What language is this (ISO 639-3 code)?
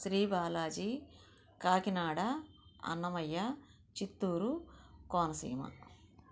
tel